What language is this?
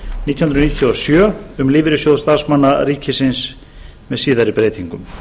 Icelandic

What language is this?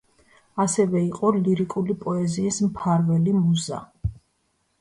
Georgian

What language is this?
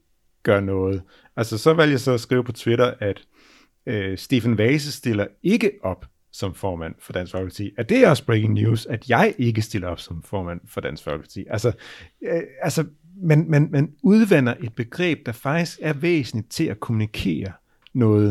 Danish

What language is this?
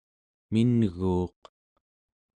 Central Yupik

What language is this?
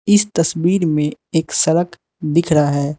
Hindi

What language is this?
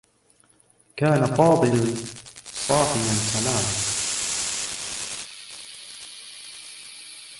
Arabic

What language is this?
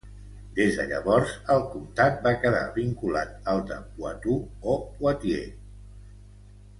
Catalan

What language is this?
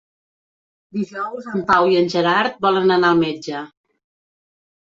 Catalan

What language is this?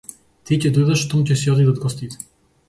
Macedonian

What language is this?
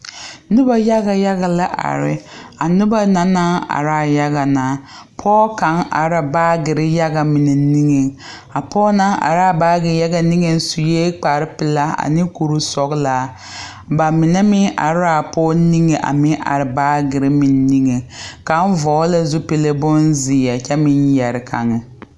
Southern Dagaare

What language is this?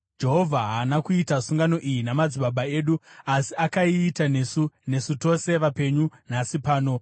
Shona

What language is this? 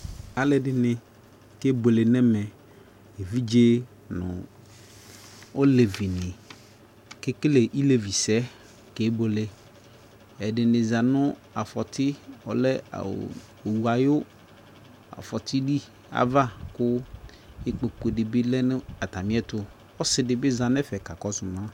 Ikposo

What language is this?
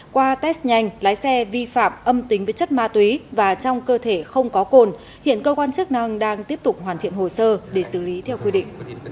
Vietnamese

